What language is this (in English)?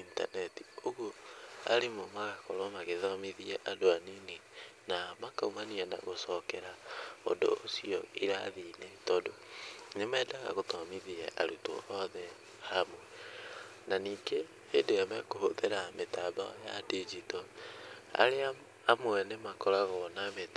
Kikuyu